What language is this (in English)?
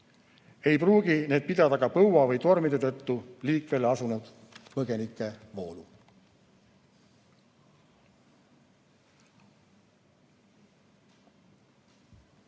Estonian